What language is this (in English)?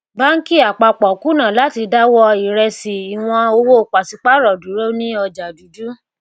Yoruba